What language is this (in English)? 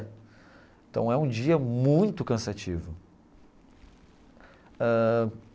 Portuguese